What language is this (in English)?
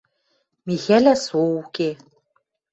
Western Mari